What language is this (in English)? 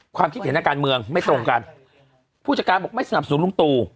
Thai